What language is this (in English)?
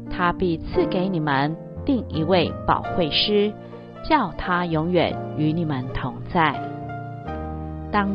Chinese